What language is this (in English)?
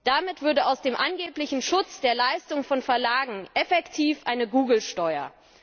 German